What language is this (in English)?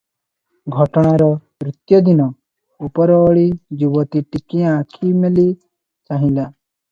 Odia